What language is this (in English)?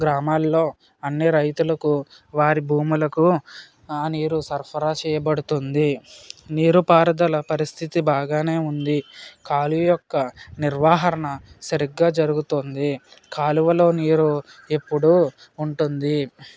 Telugu